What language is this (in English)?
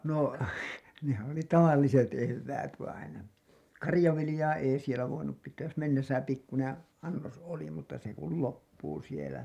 Finnish